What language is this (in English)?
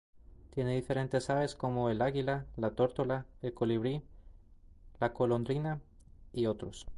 Spanish